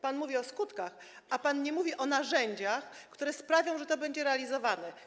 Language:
Polish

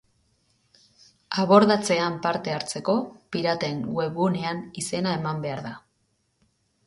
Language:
Basque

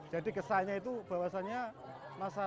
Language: Indonesian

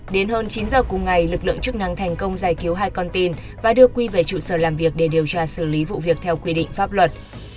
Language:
Vietnamese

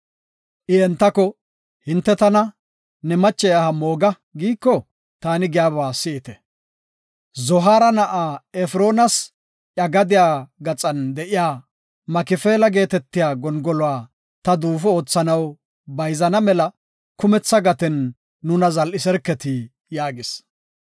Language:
Gofa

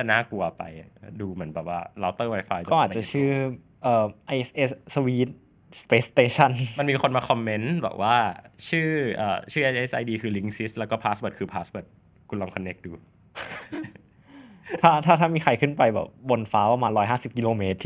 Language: Thai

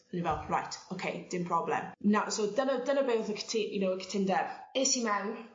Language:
Welsh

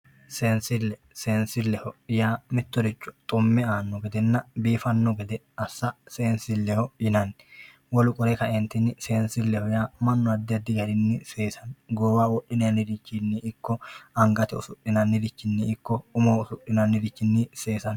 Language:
Sidamo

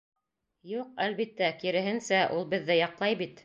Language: Bashkir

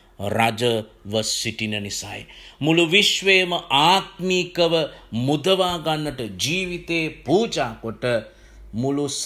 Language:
Romanian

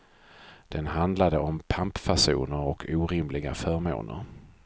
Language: Swedish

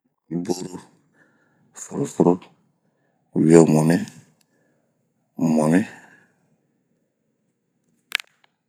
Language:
Bomu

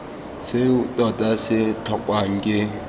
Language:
Tswana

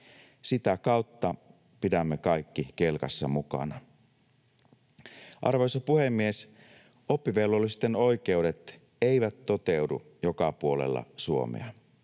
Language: Finnish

